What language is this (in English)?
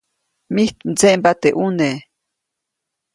Copainalá Zoque